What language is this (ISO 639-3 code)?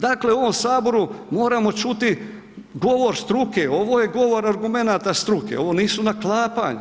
hrv